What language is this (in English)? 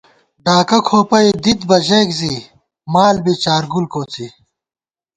Gawar-Bati